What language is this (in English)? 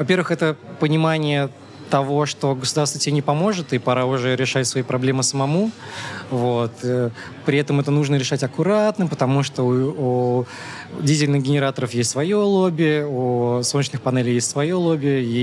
Russian